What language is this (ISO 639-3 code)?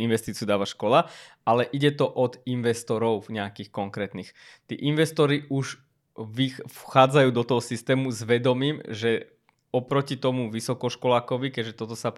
slk